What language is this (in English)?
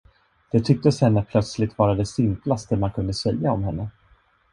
Swedish